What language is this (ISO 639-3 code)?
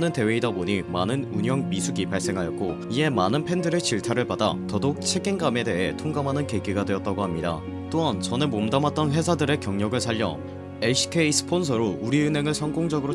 kor